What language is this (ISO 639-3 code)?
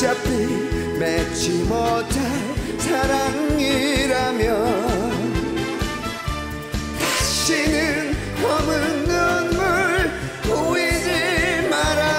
kor